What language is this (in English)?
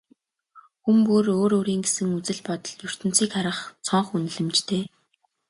Mongolian